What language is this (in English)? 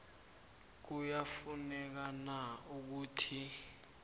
South Ndebele